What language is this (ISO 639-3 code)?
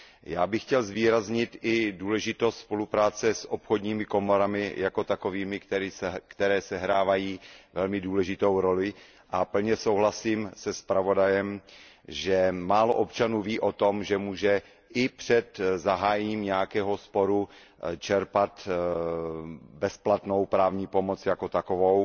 ces